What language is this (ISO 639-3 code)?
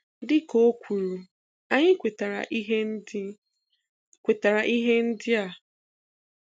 ibo